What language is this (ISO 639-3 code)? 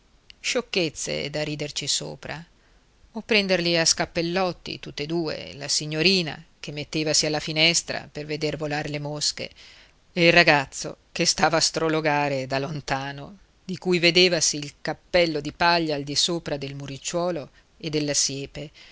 ita